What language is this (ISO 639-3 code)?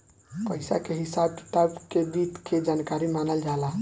bho